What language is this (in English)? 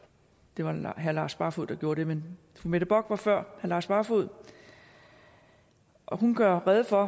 Danish